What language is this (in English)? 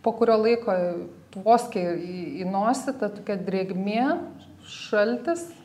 Lithuanian